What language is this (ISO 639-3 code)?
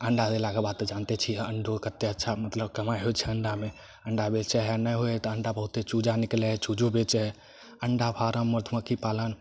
mai